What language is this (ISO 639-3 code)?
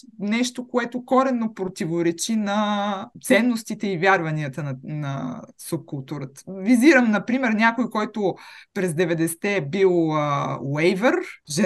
bul